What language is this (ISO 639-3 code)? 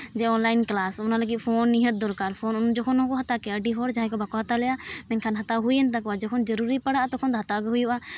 sat